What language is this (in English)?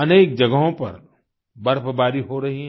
Hindi